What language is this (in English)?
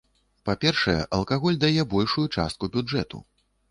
Belarusian